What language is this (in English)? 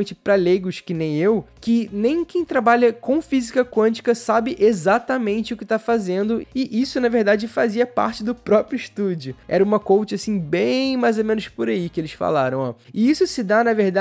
Portuguese